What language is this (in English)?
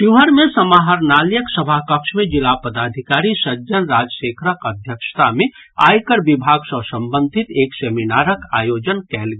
Maithili